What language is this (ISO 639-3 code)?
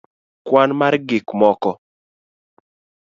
luo